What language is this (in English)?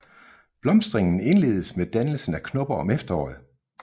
Danish